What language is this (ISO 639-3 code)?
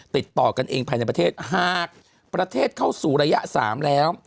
tha